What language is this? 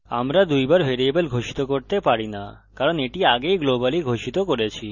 Bangla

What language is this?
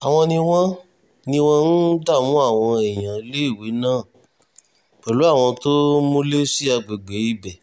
Yoruba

